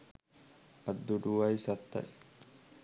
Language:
Sinhala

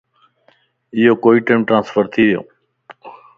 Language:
Lasi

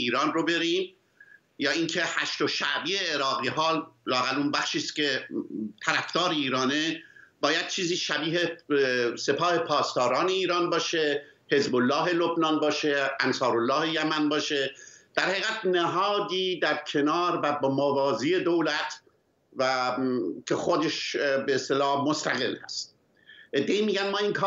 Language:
Persian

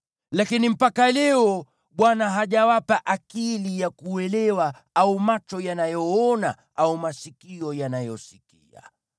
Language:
Swahili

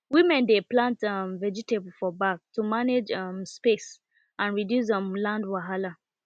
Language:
Nigerian Pidgin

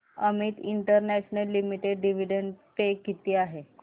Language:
Marathi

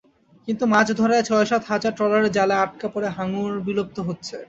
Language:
Bangla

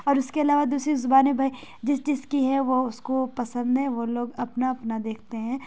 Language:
Urdu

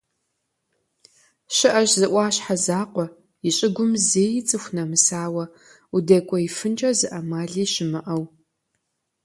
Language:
Kabardian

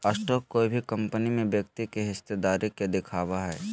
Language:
Magahi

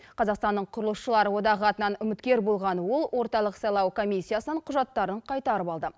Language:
Kazakh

